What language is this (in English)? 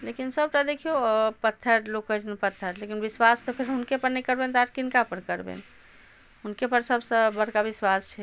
Maithili